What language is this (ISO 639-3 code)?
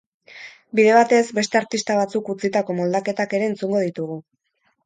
eus